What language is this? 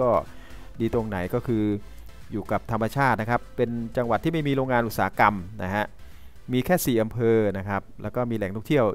Thai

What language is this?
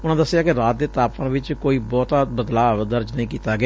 Punjabi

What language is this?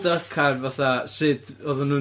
Welsh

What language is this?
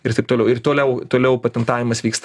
Lithuanian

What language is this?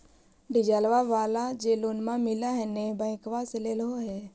Magahi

